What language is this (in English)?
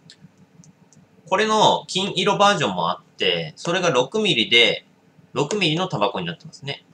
Japanese